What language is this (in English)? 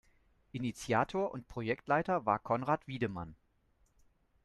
German